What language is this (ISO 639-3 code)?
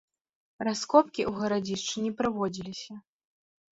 bel